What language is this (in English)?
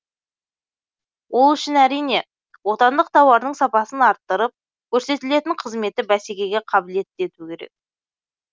Kazakh